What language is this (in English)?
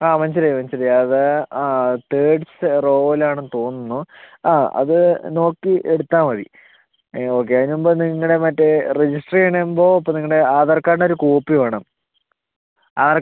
Malayalam